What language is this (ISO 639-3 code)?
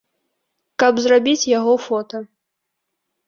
bel